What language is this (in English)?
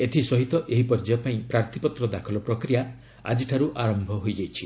Odia